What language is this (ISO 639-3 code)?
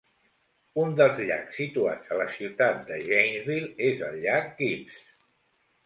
cat